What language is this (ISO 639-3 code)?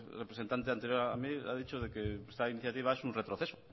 spa